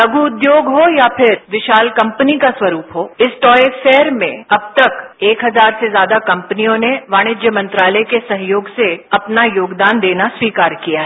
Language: Hindi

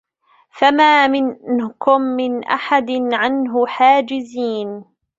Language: Arabic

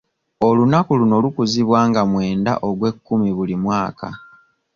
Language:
Ganda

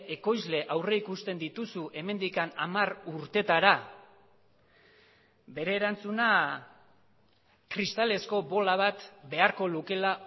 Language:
Basque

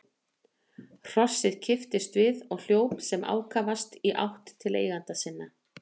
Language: Icelandic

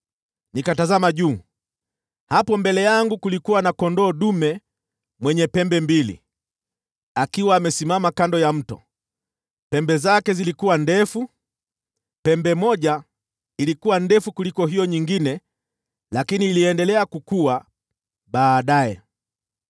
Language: Swahili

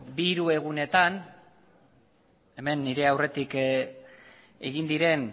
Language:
Basque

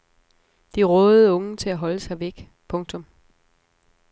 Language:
Danish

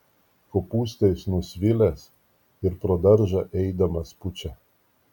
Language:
Lithuanian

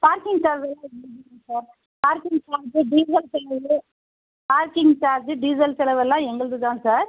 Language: Tamil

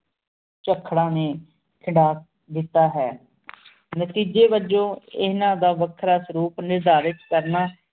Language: Punjabi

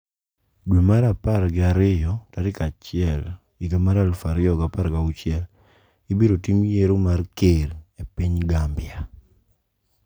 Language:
Luo (Kenya and Tanzania)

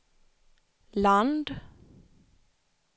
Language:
Swedish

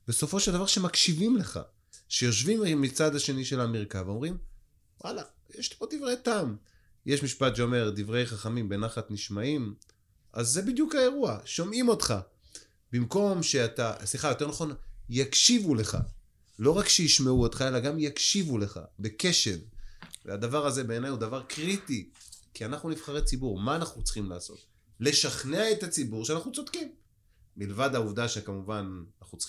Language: Hebrew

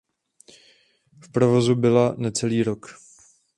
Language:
Czech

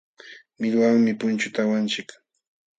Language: Jauja Wanca Quechua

